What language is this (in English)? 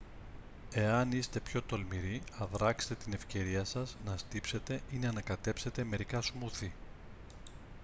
Greek